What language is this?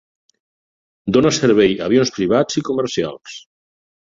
Catalan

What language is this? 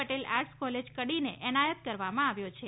Gujarati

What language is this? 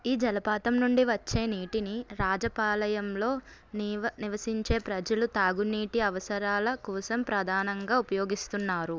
Telugu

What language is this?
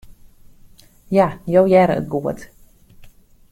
Western Frisian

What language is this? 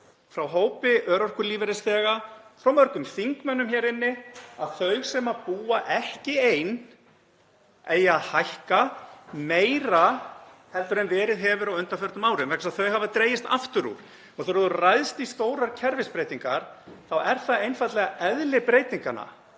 Icelandic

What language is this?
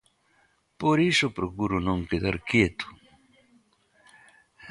Galician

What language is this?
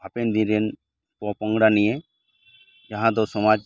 Santali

